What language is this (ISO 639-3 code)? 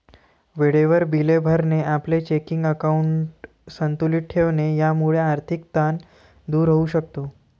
mar